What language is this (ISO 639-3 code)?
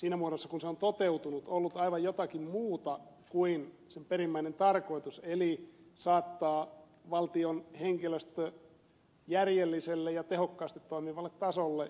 fin